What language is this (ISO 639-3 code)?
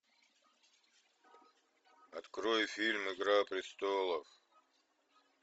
rus